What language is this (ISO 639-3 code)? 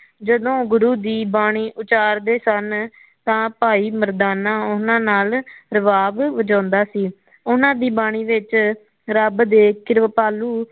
pan